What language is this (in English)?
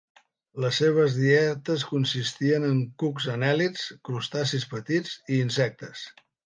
Catalan